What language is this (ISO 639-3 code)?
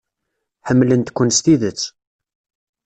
kab